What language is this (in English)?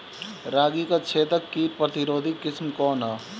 Bhojpuri